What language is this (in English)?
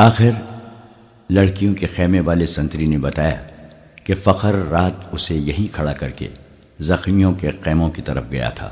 Urdu